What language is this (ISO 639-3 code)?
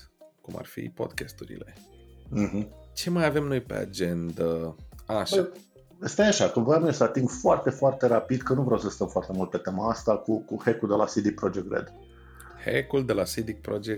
ron